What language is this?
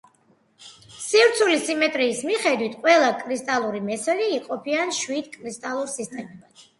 Georgian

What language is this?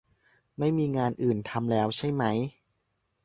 Thai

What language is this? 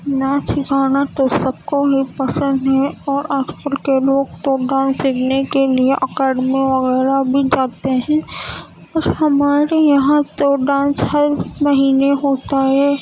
Urdu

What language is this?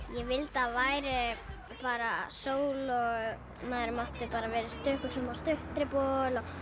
Icelandic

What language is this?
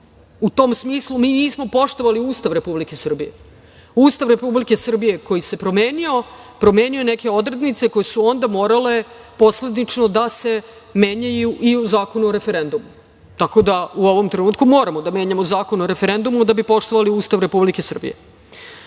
Serbian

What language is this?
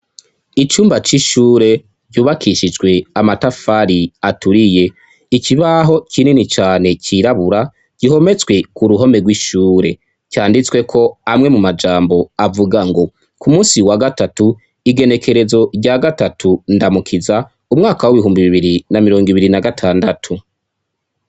Rundi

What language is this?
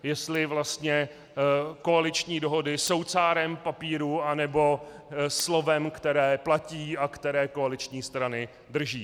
Czech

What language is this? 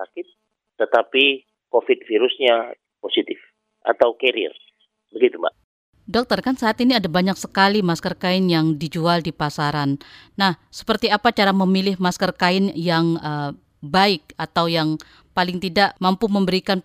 Indonesian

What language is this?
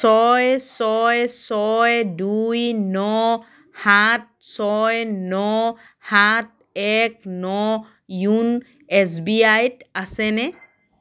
Assamese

